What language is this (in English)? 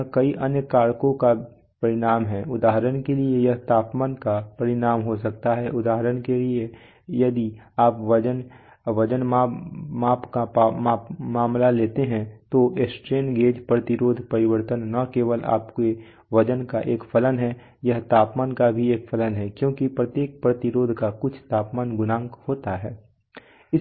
Hindi